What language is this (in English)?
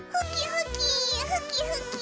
Japanese